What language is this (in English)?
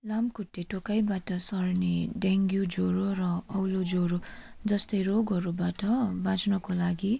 Nepali